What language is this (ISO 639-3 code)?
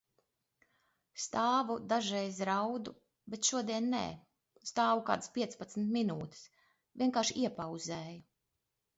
lav